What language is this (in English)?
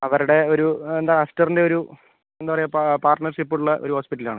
Malayalam